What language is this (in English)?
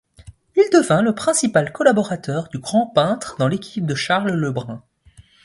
French